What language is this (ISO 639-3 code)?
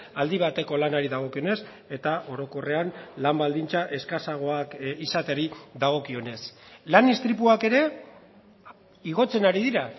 eus